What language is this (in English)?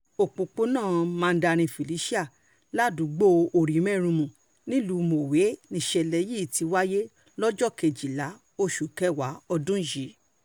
Yoruba